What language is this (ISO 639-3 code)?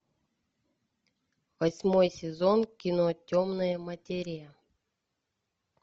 rus